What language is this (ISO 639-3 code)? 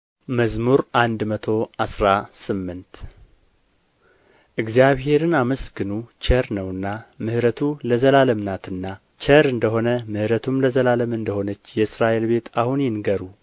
amh